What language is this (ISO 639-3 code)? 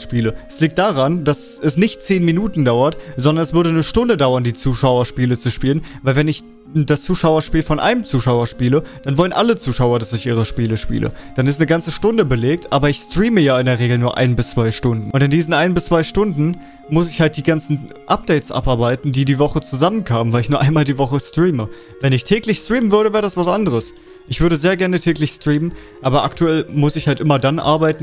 deu